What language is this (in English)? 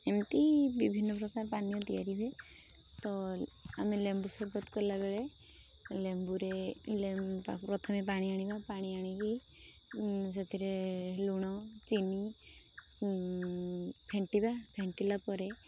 Odia